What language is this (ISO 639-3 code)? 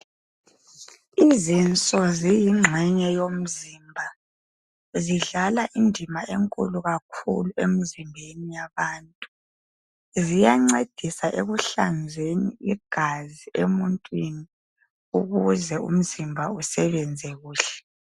nde